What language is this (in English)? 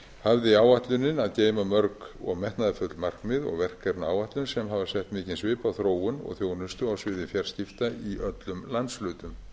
Icelandic